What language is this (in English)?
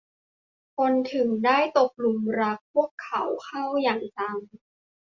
Thai